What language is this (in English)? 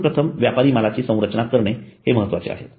Marathi